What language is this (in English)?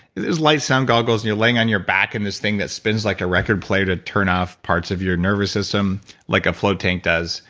English